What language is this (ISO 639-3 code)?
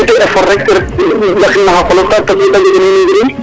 srr